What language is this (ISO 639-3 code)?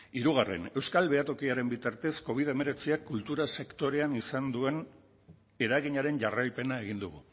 eus